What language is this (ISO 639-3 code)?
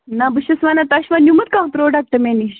kas